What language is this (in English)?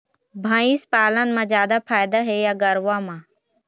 Chhattisgarhi